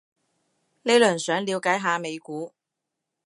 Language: Cantonese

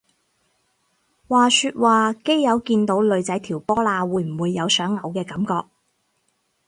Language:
Cantonese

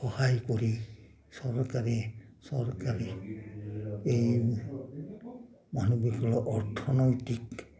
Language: Assamese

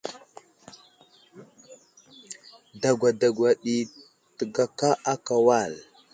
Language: Wuzlam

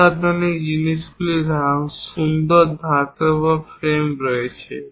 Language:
Bangla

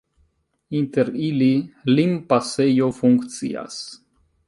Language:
Esperanto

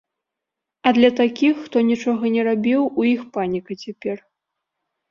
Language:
Belarusian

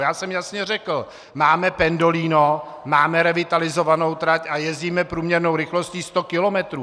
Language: Czech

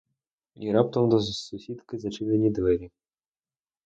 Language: Ukrainian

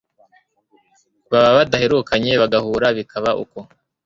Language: Kinyarwanda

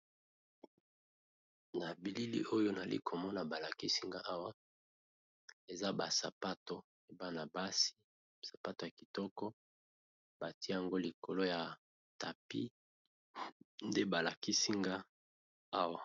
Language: Lingala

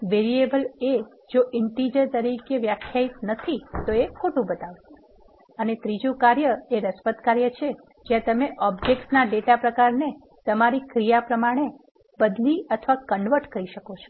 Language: Gujarati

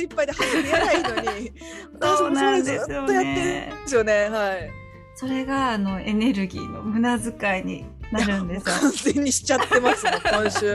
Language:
Japanese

